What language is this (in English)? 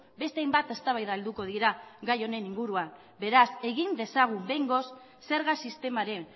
Basque